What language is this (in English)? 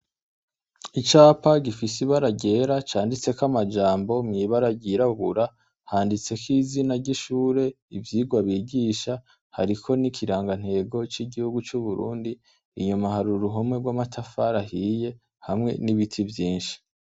Rundi